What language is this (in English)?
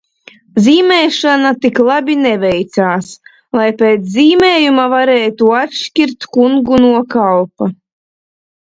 Latvian